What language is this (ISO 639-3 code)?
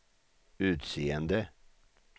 swe